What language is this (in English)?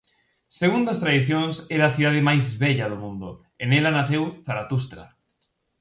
Galician